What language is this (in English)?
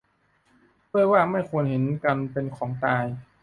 Thai